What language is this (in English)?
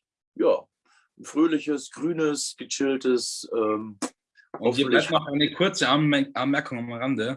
German